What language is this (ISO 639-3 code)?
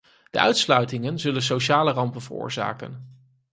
nld